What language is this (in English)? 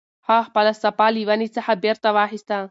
Pashto